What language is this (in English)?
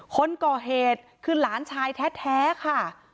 Thai